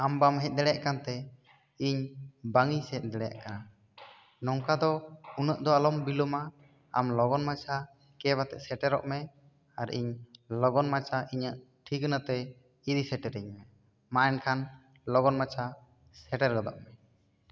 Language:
Santali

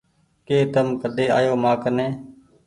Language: Goaria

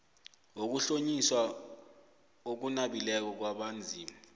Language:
South Ndebele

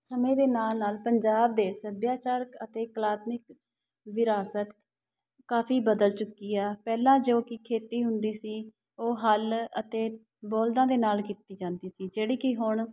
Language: Punjabi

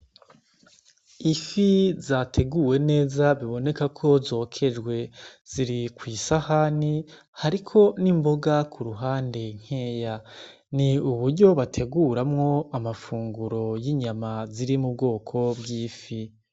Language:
Rundi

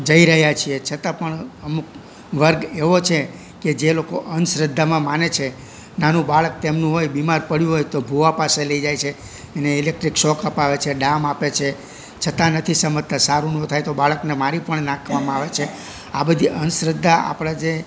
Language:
Gujarati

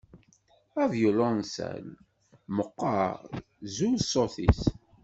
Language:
Kabyle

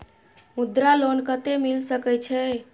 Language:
Maithili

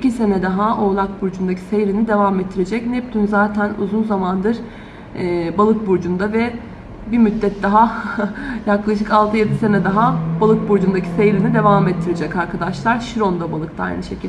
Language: Turkish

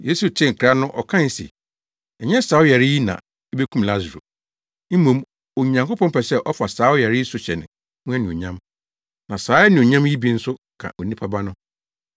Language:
Akan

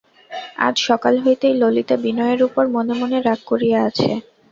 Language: Bangla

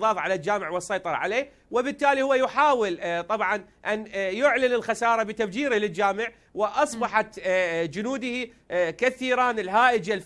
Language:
Arabic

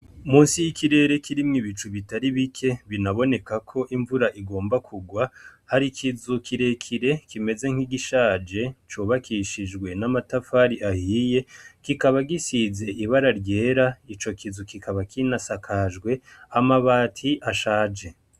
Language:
Rundi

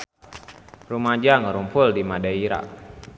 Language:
Sundanese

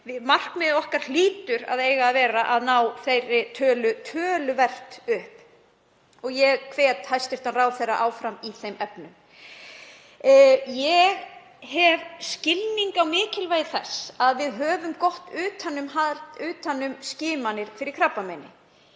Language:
Icelandic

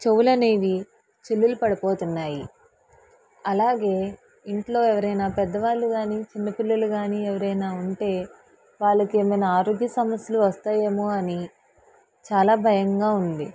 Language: Telugu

